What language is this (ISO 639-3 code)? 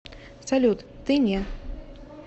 rus